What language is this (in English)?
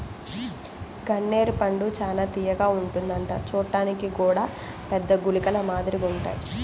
Telugu